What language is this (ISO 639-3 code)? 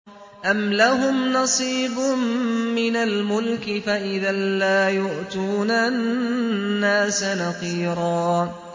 ara